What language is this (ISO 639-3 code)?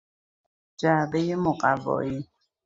fas